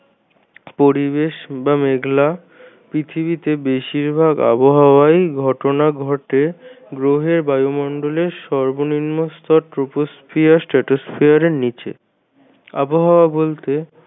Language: Bangla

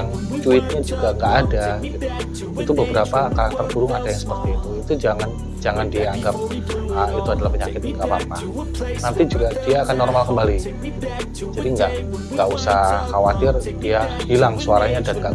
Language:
Indonesian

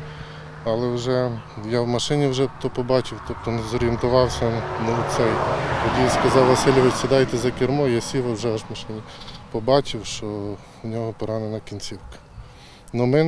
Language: Ukrainian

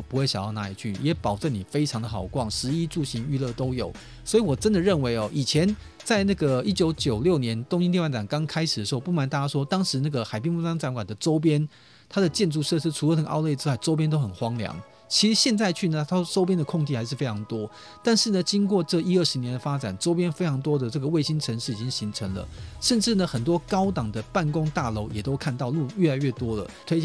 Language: Chinese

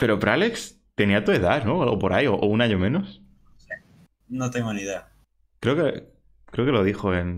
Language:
Spanish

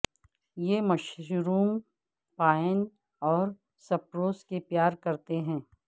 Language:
Urdu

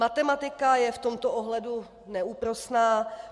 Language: Czech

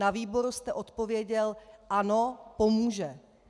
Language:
Czech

